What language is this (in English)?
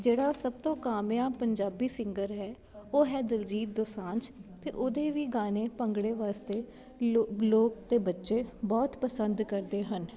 Punjabi